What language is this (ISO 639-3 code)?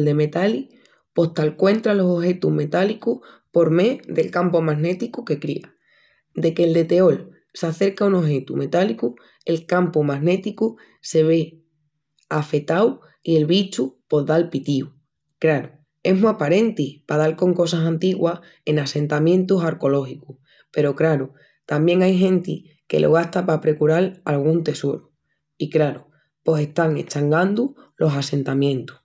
ext